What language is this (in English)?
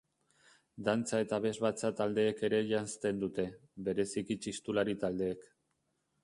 Basque